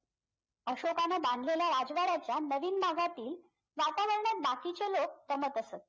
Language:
Marathi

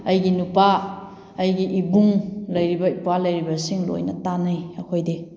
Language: Manipuri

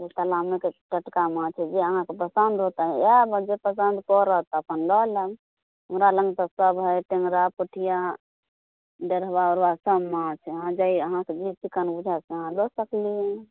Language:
Maithili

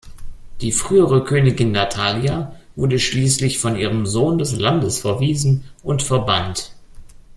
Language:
German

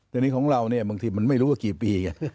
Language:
Thai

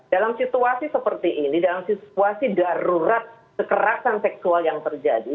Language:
Indonesian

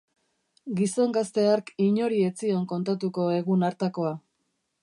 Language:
Basque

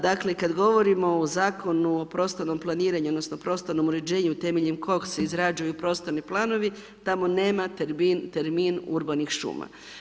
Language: Croatian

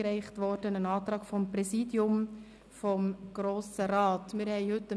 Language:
Swiss German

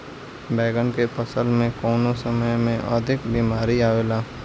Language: Bhojpuri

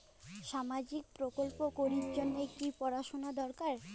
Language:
Bangla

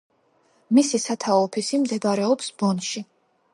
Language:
Georgian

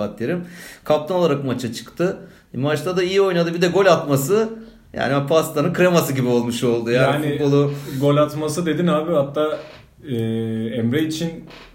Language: Turkish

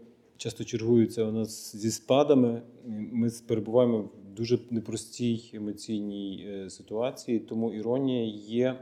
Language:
Ukrainian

